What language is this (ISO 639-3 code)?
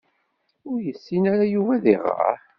kab